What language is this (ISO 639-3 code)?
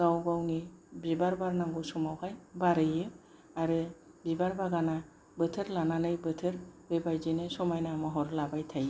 brx